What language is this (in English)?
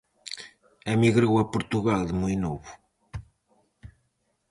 Galician